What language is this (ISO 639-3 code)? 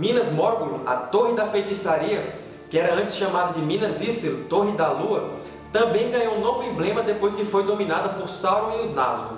por